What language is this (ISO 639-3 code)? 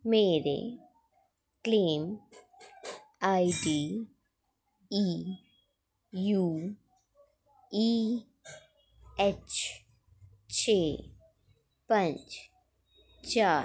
doi